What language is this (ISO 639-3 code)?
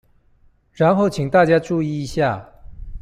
zho